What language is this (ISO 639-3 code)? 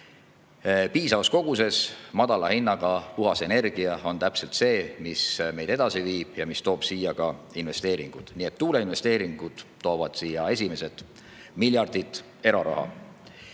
est